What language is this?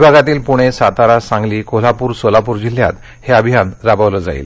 Marathi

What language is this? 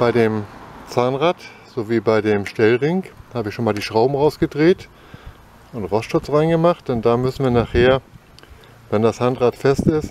German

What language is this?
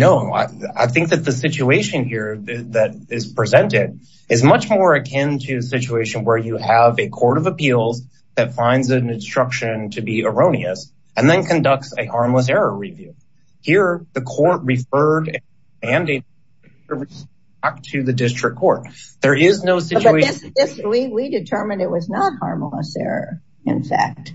English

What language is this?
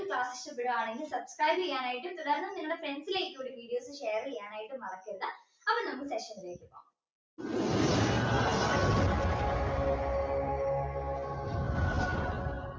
Malayalam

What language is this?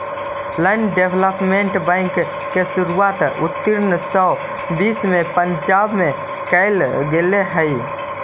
Magahi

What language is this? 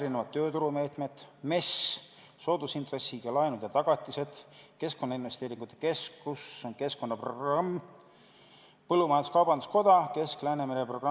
Estonian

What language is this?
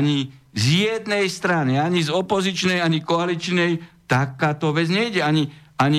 Slovak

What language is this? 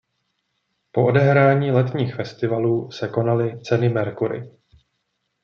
Czech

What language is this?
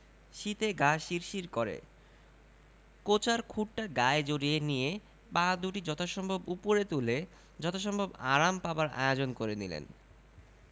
Bangla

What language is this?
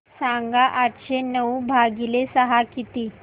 Marathi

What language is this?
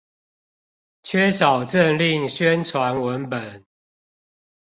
Chinese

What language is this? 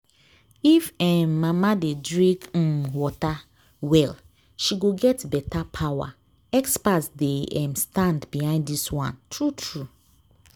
Nigerian Pidgin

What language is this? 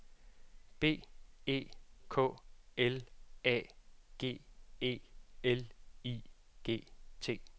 Danish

